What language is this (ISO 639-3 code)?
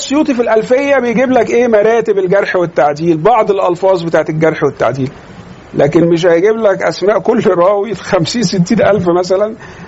ara